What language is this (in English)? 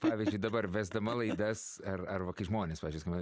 Lithuanian